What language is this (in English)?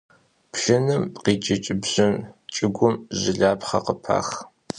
Kabardian